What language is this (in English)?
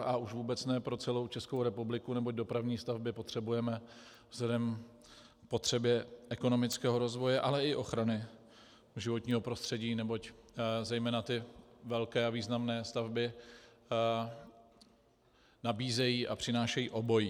Czech